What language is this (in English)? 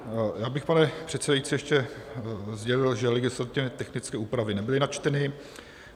Czech